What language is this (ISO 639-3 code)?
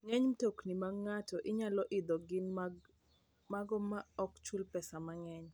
luo